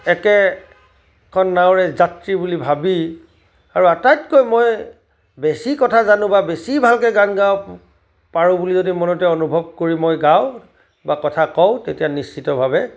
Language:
Assamese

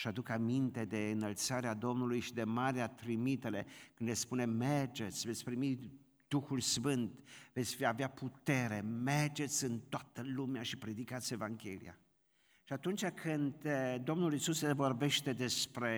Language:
Romanian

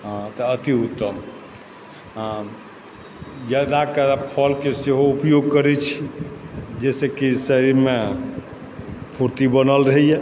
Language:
Maithili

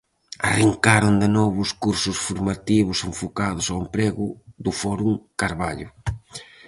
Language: Galician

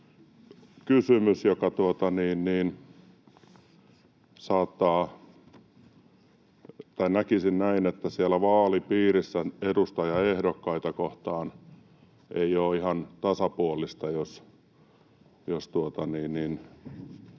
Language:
Finnish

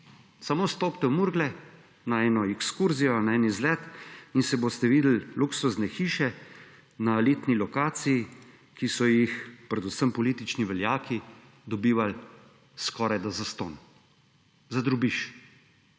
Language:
Slovenian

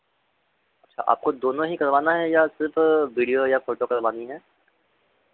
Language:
Hindi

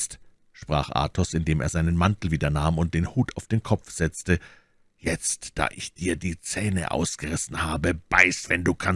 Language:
German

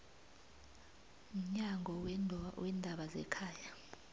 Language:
South Ndebele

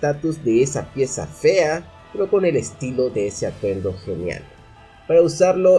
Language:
Spanish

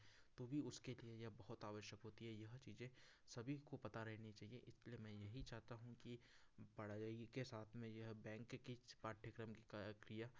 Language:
Hindi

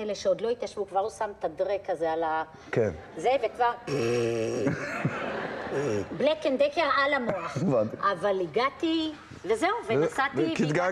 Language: Hebrew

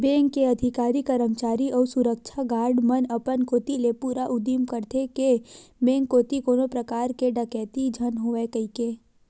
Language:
Chhattisgarhi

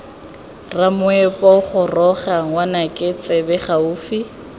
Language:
Tswana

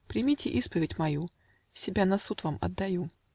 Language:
Russian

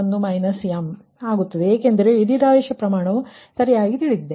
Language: Kannada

